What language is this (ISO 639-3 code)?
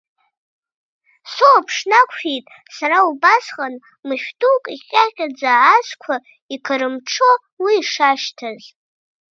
abk